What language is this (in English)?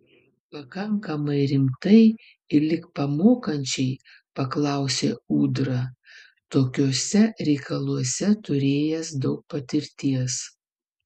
Lithuanian